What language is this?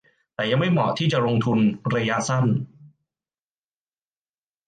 Thai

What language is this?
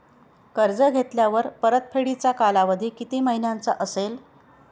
Marathi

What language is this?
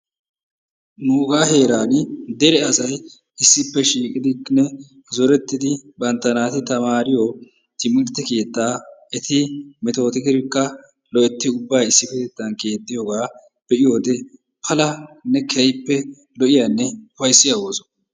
Wolaytta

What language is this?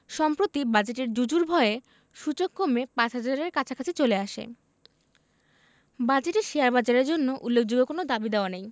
Bangla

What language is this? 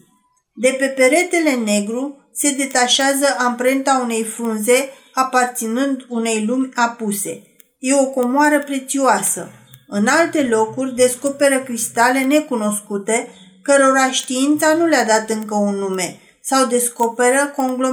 Romanian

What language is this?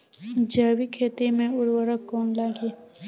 Bhojpuri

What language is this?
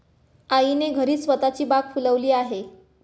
Marathi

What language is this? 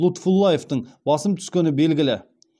Kazakh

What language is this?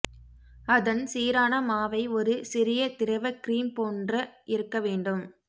Tamil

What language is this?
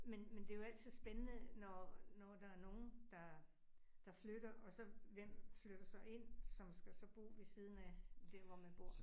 Danish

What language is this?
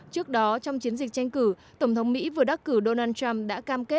Vietnamese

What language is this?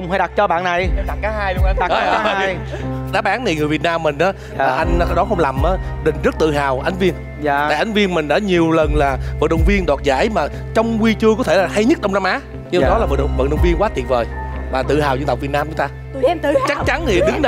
Vietnamese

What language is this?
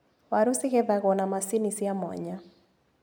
Kikuyu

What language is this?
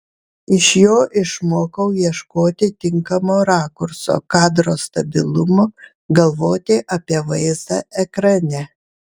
Lithuanian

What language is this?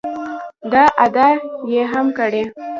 Pashto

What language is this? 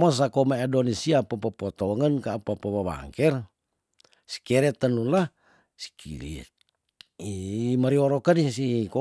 Tondano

